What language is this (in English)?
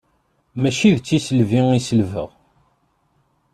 Kabyle